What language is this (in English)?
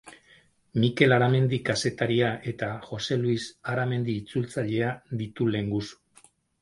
Basque